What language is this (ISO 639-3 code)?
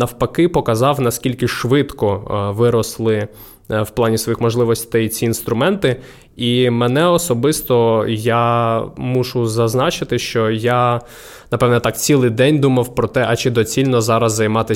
ukr